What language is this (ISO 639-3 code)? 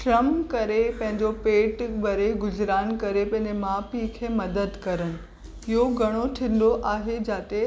snd